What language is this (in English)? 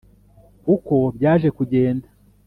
Kinyarwanda